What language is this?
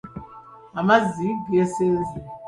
Ganda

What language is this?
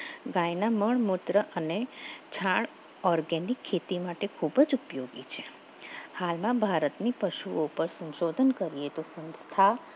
Gujarati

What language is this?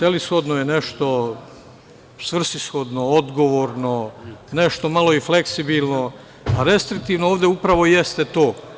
Serbian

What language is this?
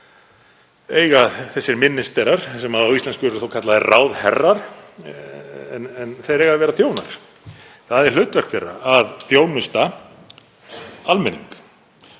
Icelandic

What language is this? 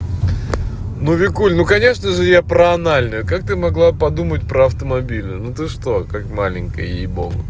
Russian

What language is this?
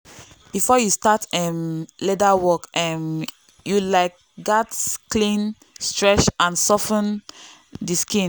Nigerian Pidgin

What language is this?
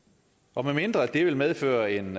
Danish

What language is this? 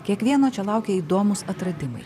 Lithuanian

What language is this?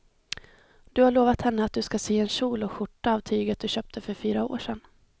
Swedish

